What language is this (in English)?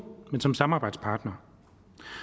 Danish